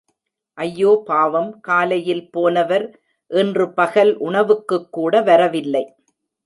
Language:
Tamil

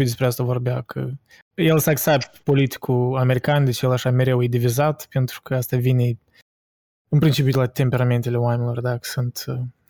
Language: Romanian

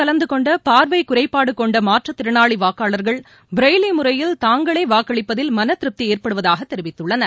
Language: Tamil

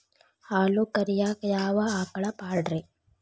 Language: Kannada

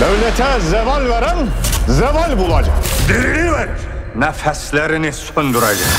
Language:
Turkish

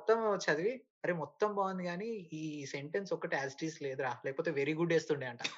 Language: Telugu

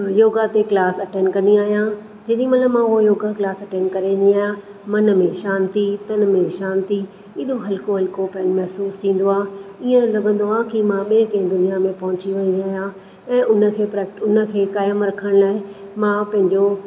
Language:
Sindhi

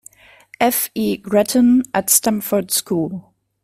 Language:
English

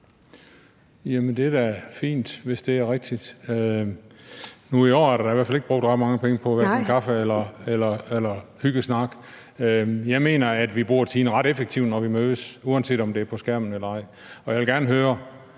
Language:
Danish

